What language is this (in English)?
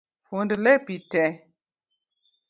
Luo (Kenya and Tanzania)